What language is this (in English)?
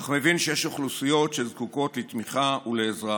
Hebrew